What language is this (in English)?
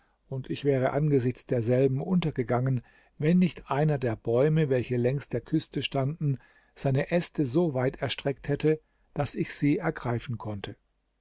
German